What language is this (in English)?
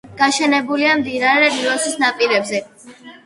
Georgian